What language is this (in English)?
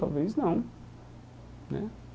Portuguese